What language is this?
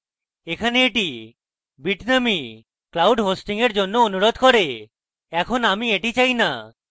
Bangla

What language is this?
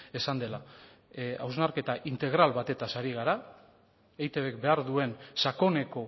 Basque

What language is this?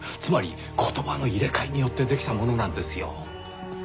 Japanese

